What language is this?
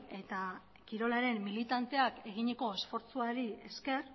Basque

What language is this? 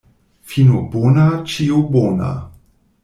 Esperanto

